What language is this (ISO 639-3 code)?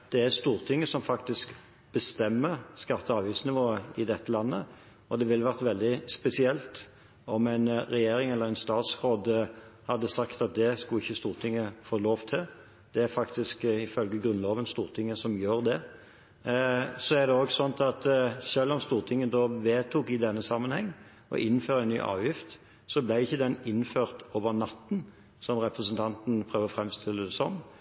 nob